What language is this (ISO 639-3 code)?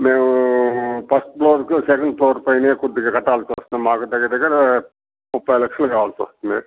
tel